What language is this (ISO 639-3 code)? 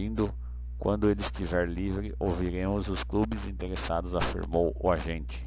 por